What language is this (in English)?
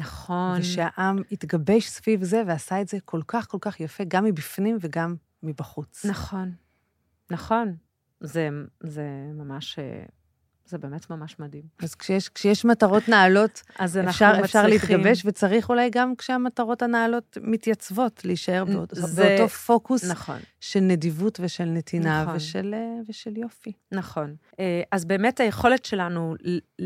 Hebrew